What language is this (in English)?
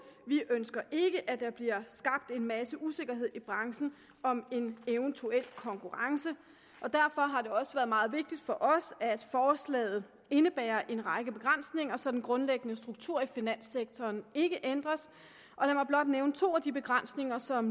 Danish